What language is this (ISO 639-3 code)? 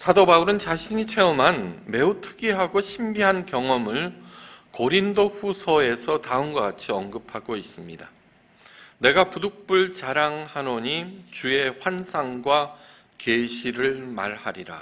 kor